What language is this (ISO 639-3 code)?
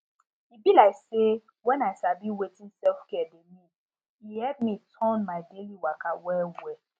pcm